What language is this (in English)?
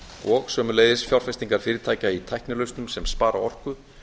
Icelandic